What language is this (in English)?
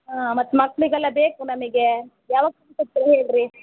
Kannada